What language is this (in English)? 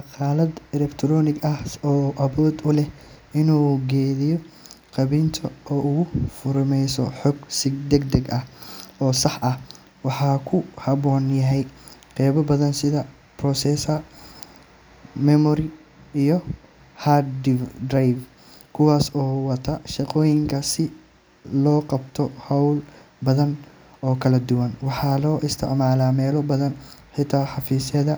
Somali